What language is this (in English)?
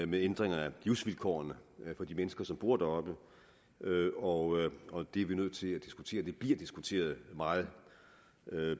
Danish